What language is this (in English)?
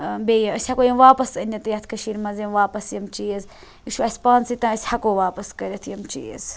Kashmiri